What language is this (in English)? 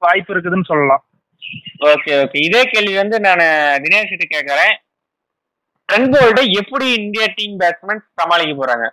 Tamil